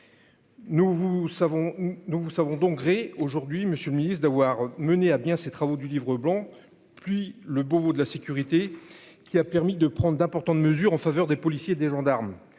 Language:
French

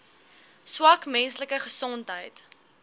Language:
Afrikaans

